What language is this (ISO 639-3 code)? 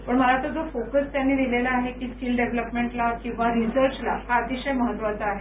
mar